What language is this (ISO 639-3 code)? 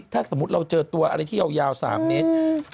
tha